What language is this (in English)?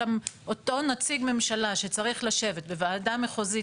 Hebrew